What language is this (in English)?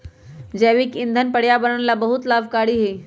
Magahi